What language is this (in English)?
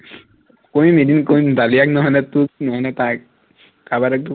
Assamese